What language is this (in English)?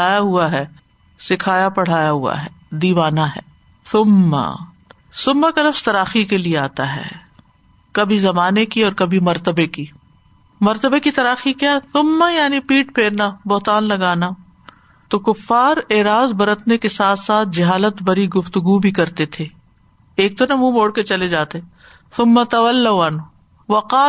Urdu